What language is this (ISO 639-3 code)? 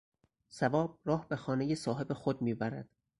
fas